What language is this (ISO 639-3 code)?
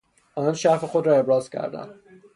fas